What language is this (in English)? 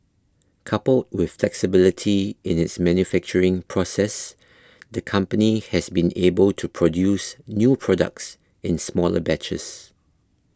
English